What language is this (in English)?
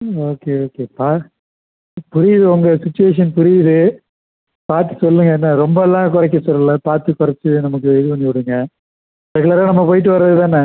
Tamil